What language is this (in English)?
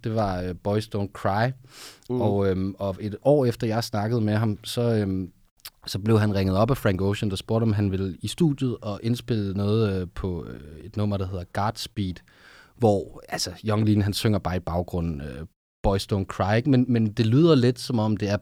Danish